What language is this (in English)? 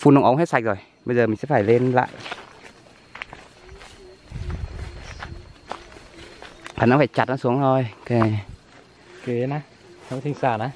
Vietnamese